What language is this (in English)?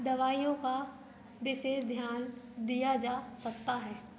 Hindi